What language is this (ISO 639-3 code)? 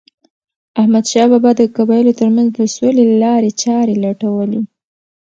pus